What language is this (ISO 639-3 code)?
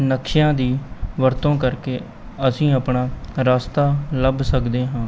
pan